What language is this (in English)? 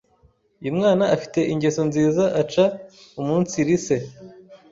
Kinyarwanda